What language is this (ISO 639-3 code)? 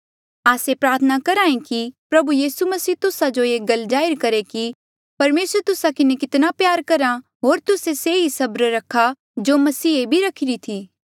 mjl